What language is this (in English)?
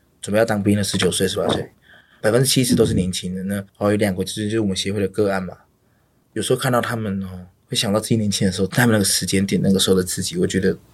Chinese